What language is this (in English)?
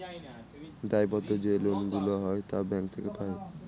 Bangla